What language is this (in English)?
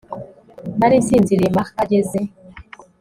Kinyarwanda